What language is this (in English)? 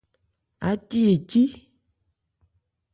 Ebrié